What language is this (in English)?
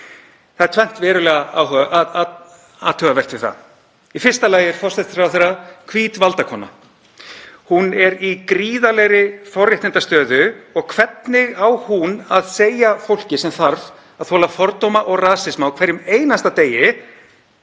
Icelandic